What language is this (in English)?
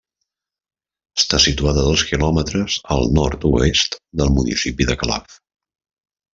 Catalan